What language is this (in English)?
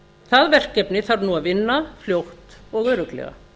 Icelandic